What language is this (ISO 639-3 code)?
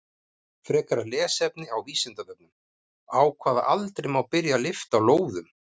isl